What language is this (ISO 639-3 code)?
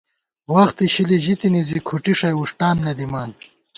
gwt